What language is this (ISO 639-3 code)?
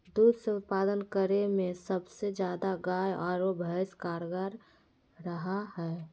mag